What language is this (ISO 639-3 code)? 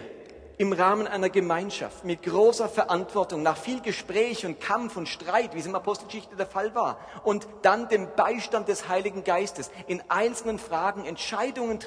deu